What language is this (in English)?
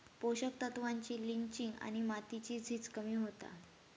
Marathi